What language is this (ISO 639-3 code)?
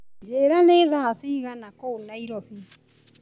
kik